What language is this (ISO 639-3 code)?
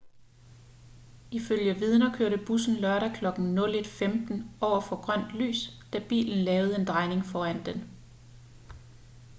dan